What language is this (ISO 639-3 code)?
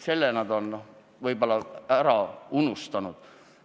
est